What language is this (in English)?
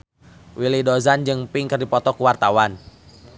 Sundanese